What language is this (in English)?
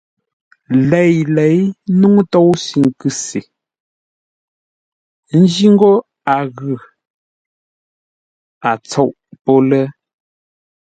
Ngombale